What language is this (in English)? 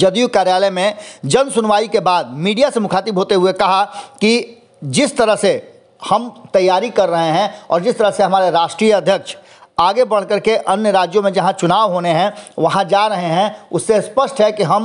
Hindi